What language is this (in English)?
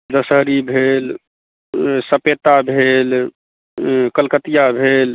Maithili